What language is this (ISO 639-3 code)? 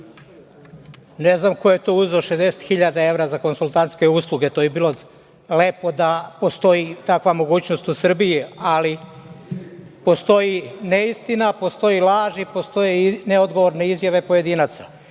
srp